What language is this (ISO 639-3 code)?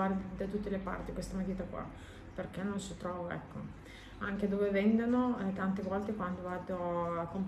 ita